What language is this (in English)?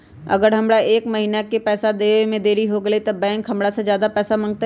Magahi